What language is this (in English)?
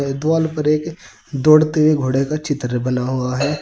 Hindi